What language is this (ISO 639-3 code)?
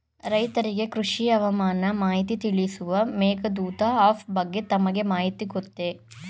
kan